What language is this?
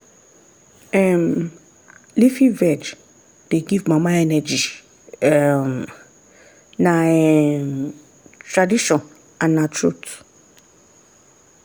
Nigerian Pidgin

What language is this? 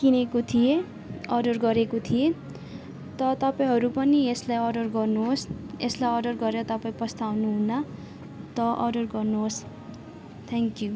Nepali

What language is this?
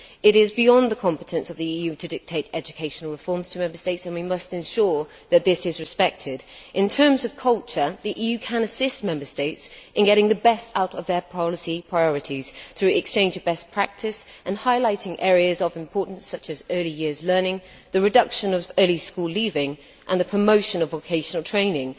English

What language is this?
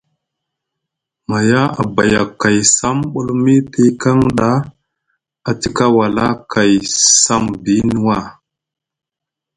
Musgu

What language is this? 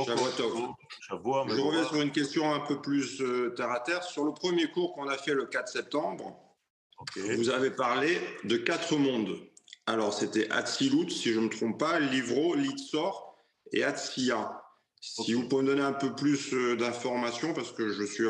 French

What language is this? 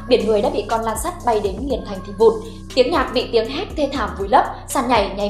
Vietnamese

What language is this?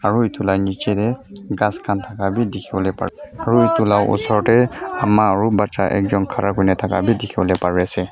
Naga Pidgin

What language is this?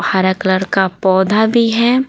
Hindi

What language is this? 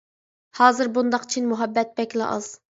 Uyghur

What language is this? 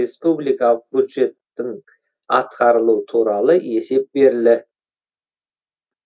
Kazakh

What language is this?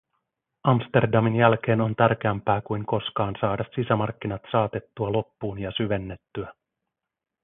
Finnish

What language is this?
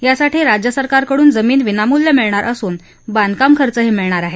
Marathi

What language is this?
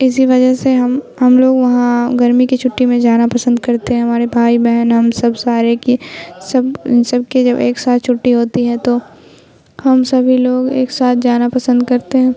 Urdu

